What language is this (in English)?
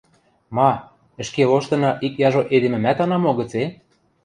Western Mari